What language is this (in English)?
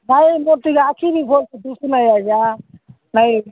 Odia